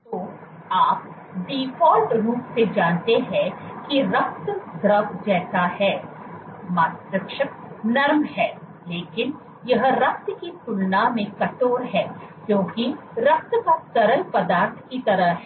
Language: Hindi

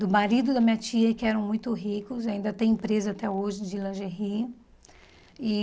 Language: Portuguese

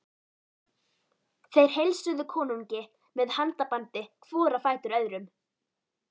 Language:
Icelandic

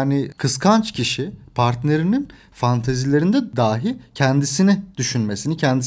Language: Turkish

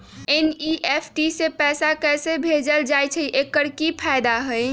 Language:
Magahi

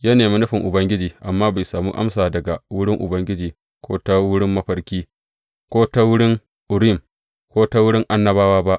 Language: Hausa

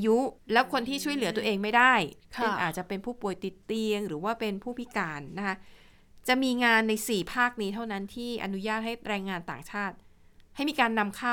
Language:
Thai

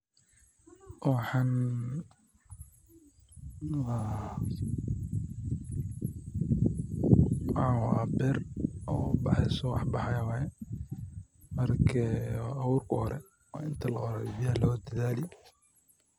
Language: Somali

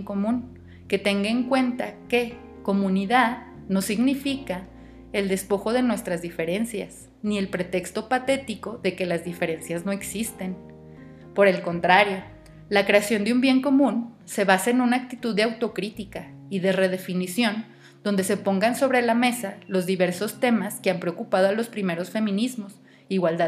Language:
Spanish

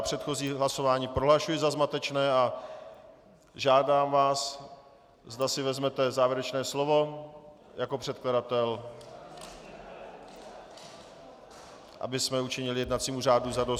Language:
Czech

